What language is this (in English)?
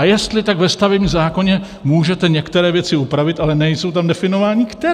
Czech